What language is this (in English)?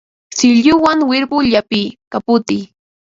Ambo-Pasco Quechua